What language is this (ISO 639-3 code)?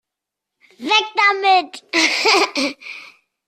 deu